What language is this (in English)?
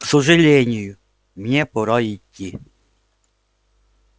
Russian